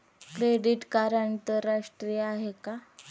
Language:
Marathi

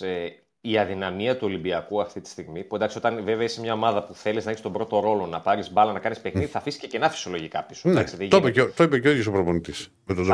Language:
Greek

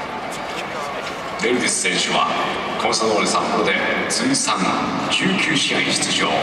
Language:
Japanese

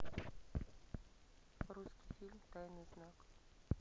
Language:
Russian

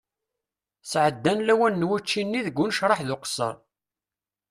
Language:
Kabyle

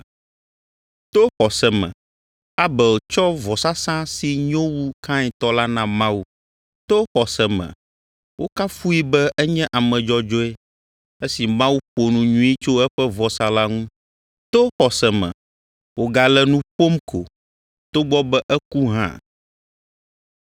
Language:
Ewe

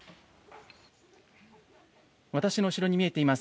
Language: Japanese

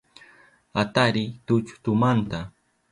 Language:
Southern Pastaza Quechua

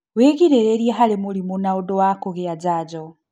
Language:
Kikuyu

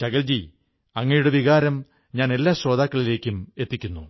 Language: Malayalam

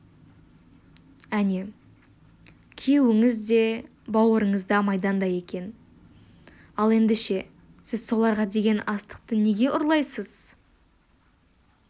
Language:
Kazakh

